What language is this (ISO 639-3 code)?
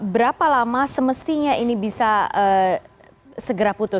ind